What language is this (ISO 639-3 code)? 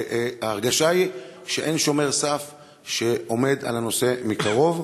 heb